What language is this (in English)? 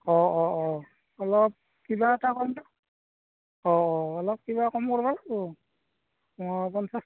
Assamese